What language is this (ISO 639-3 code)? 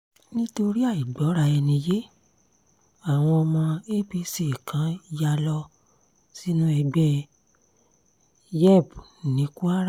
yor